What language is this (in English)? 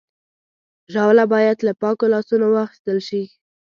Pashto